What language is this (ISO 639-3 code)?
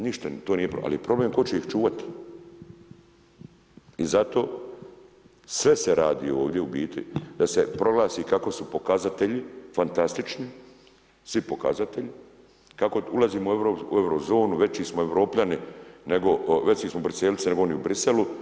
hrv